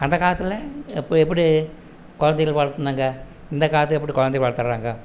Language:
Tamil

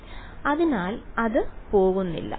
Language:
Malayalam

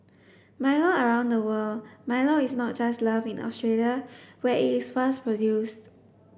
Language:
English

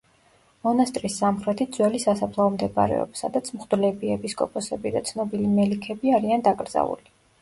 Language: Georgian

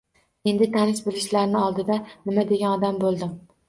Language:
Uzbek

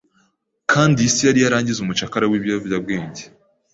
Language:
Kinyarwanda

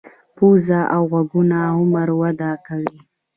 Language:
Pashto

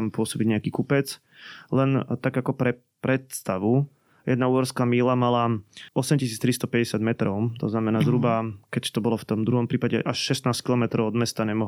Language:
Slovak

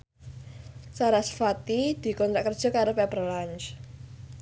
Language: Javanese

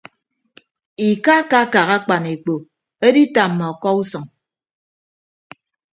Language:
Ibibio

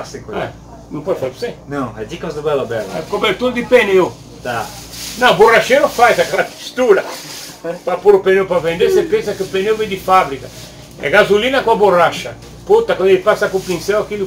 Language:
Portuguese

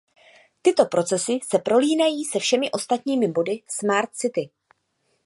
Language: Czech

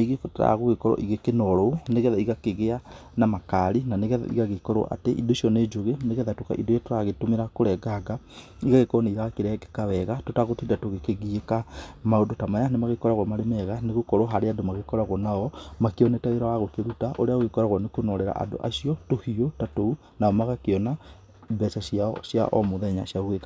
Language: Kikuyu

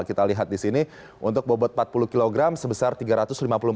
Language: Indonesian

